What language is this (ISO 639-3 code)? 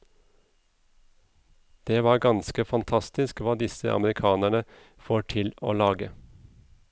nor